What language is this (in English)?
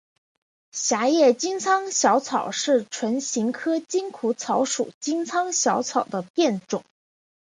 Chinese